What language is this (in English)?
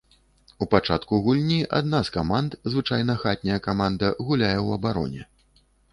Belarusian